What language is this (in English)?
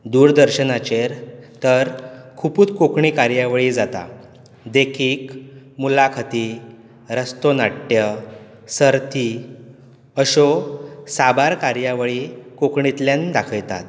Konkani